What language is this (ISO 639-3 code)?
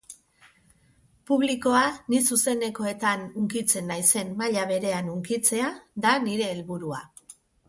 eus